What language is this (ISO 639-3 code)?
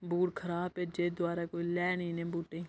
doi